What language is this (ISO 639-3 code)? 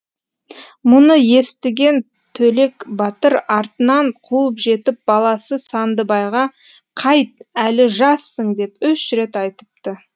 kaz